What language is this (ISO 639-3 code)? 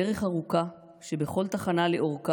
heb